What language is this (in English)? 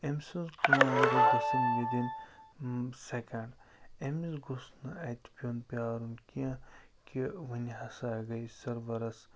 Kashmiri